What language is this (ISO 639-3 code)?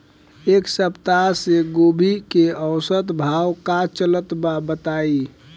bho